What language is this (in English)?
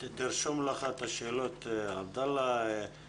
Hebrew